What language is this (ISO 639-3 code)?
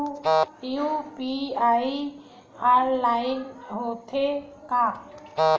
hne